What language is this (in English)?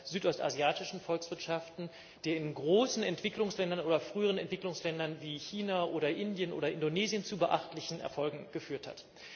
German